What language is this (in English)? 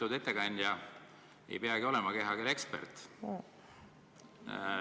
Estonian